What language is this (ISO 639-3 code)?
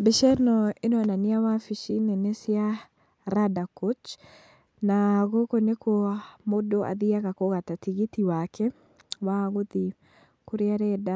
kik